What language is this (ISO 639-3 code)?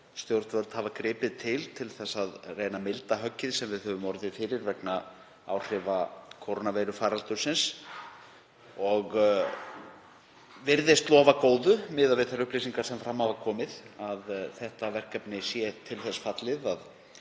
isl